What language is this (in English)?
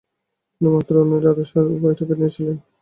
Bangla